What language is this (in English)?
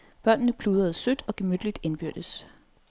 Danish